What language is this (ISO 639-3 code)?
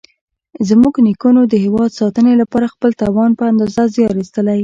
pus